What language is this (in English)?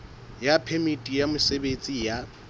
Southern Sotho